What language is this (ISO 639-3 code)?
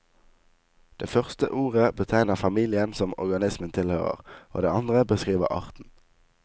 nor